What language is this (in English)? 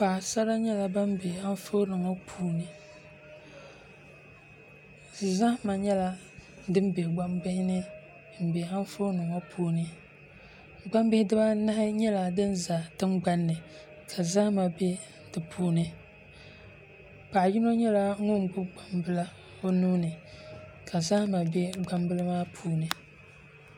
Dagbani